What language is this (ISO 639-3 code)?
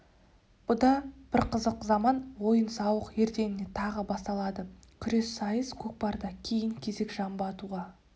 kaz